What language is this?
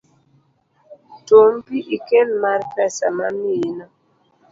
Luo (Kenya and Tanzania)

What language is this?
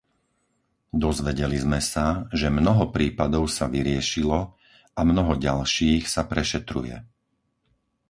Slovak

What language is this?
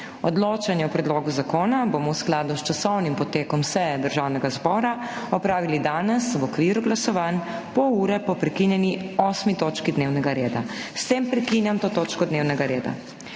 Slovenian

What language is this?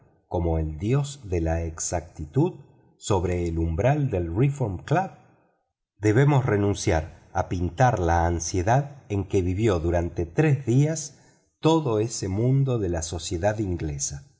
Spanish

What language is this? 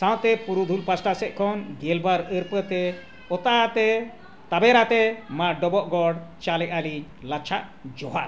Santali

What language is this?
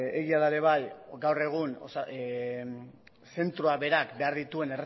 Basque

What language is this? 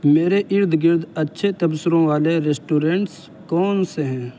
Urdu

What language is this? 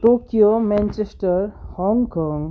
Nepali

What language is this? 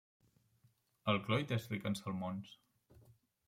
Catalan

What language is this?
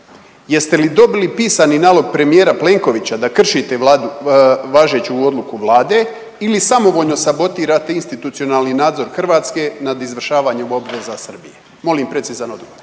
Croatian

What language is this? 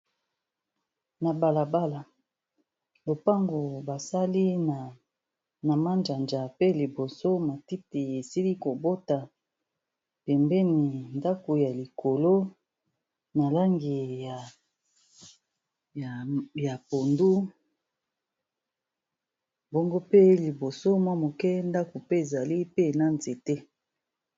Lingala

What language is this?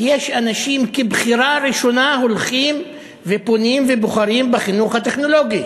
Hebrew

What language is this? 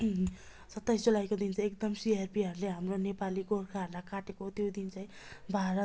Nepali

